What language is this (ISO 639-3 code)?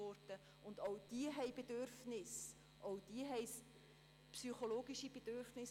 gsw